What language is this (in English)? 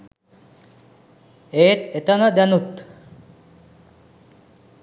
Sinhala